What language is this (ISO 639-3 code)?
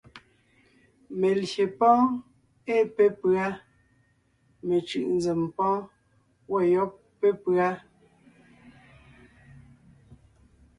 nnh